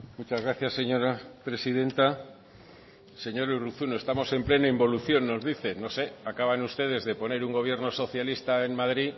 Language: Spanish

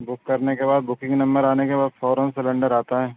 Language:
Urdu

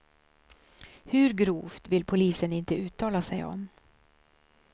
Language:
Swedish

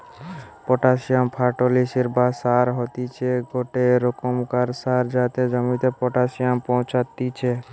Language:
Bangla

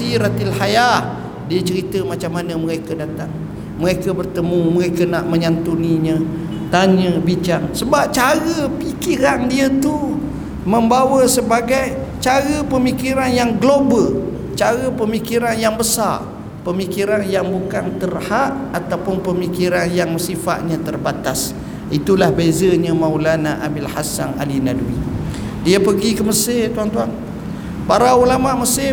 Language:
Malay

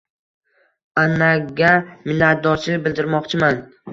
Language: Uzbek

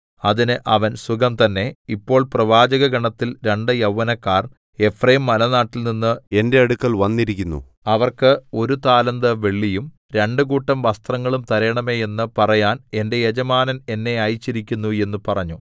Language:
Malayalam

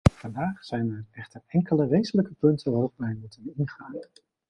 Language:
Dutch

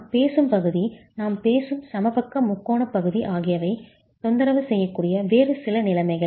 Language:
Tamil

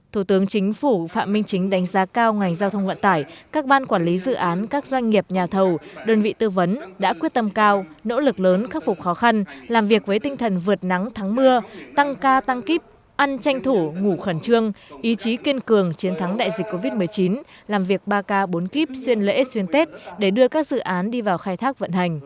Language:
Vietnamese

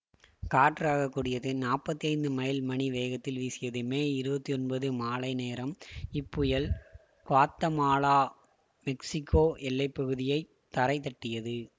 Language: Tamil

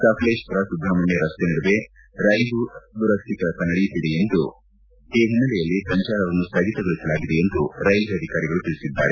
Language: Kannada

